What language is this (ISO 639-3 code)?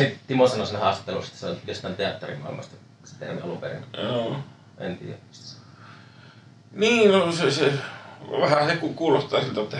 fin